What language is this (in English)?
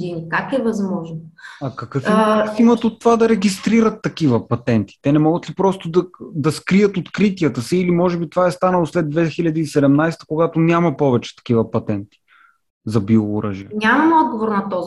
Bulgarian